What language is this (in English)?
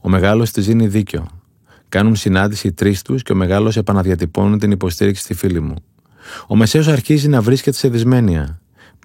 Greek